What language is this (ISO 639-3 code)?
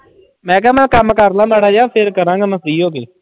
pan